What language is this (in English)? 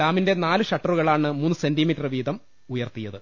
Malayalam